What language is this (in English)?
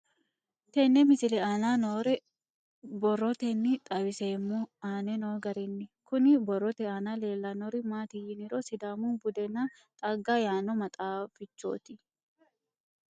Sidamo